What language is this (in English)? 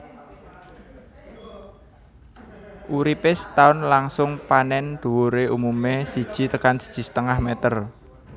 Javanese